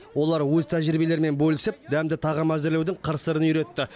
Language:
Kazakh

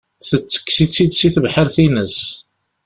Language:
Kabyle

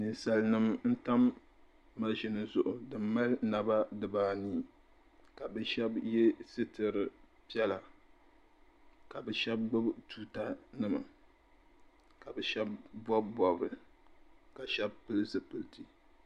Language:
Dagbani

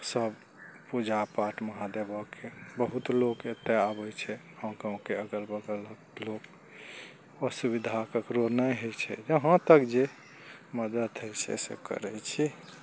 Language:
Maithili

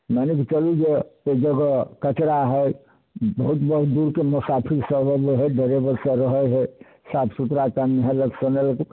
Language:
Maithili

